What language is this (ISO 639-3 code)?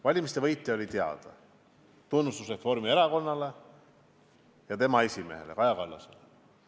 est